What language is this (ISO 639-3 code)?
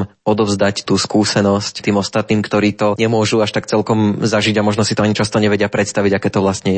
slk